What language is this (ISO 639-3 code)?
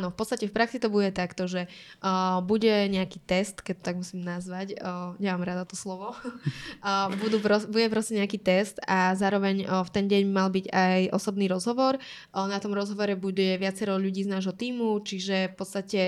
slk